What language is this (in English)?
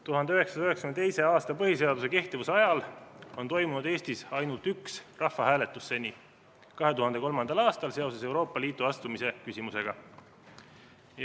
Estonian